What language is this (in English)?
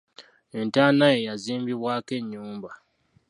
Ganda